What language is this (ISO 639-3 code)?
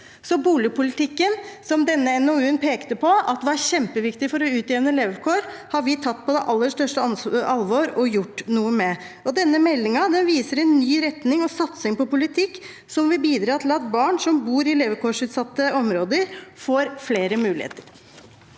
nor